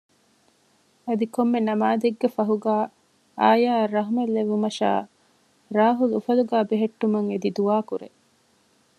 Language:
Divehi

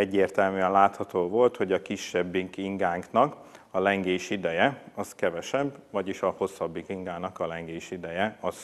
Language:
Hungarian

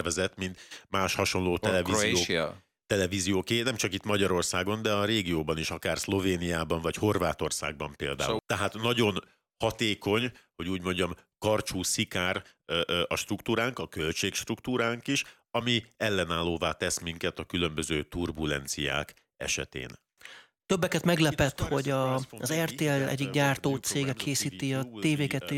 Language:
Hungarian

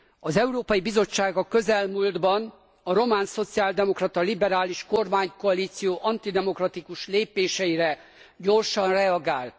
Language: Hungarian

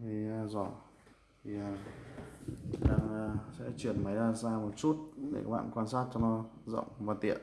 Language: Vietnamese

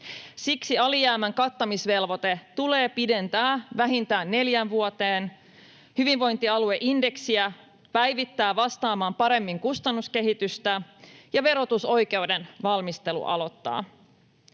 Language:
Finnish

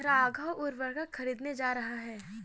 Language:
Hindi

